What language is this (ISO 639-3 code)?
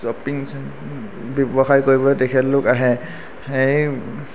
asm